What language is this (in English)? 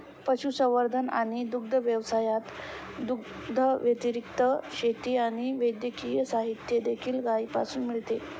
Marathi